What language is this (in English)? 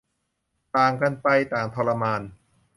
Thai